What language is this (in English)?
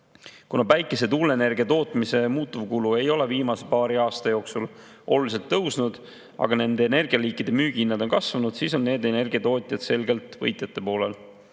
Estonian